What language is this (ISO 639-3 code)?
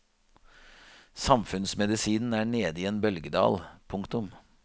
nor